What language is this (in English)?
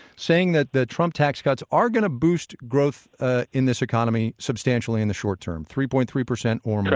English